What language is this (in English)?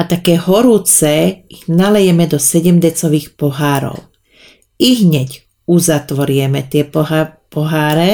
Slovak